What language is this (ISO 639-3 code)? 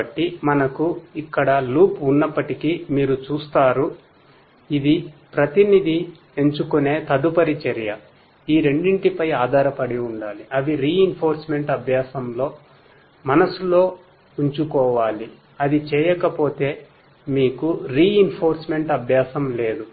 tel